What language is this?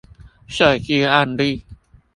Chinese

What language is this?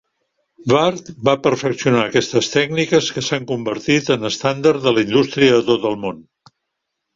Catalan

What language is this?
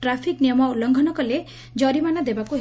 Odia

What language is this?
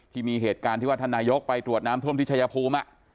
Thai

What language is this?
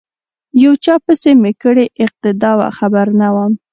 Pashto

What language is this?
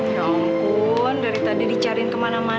Indonesian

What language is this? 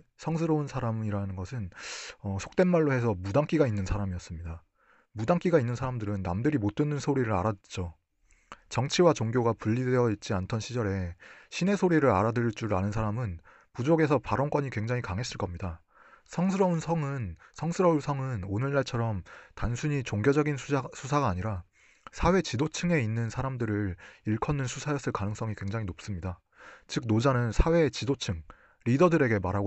Korean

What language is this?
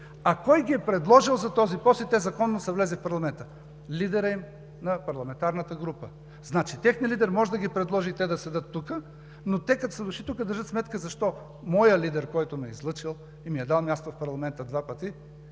Bulgarian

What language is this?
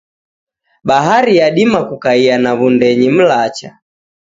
Taita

